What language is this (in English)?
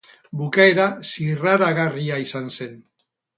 Basque